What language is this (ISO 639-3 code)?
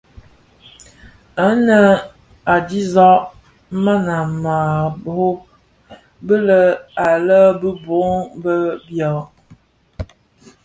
ksf